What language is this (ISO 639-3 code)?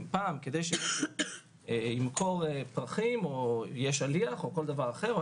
heb